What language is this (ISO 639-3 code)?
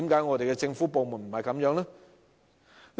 yue